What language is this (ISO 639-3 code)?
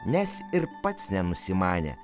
lit